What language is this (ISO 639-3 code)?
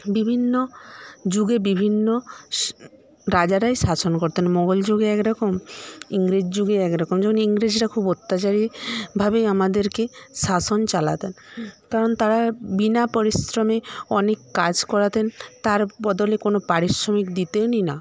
ben